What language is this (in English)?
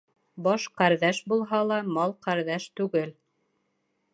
Bashkir